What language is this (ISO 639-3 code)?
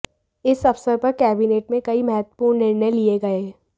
hin